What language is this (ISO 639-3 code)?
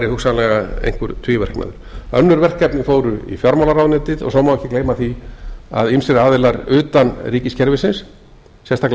isl